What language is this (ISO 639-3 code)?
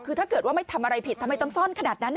tha